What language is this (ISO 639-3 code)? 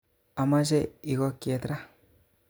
kln